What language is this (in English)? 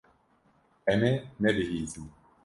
Kurdish